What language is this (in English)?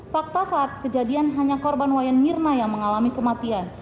Indonesian